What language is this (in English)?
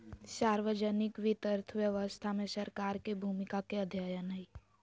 Magahi